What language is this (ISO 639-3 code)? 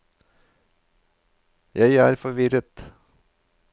nor